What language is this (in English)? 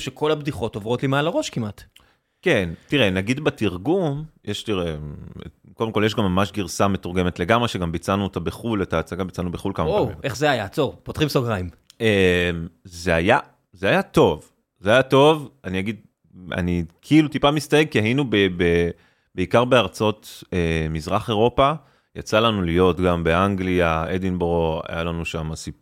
Hebrew